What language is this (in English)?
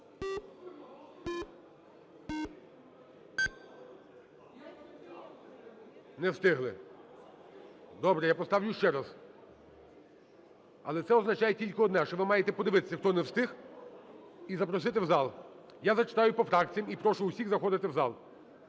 Ukrainian